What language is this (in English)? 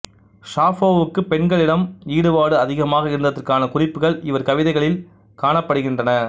Tamil